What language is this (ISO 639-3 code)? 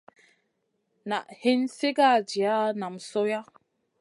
mcn